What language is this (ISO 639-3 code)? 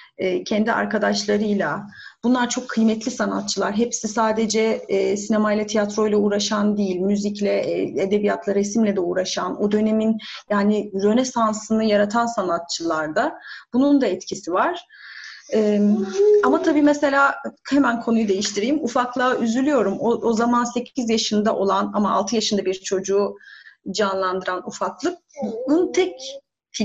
tur